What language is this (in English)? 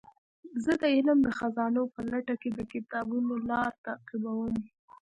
Pashto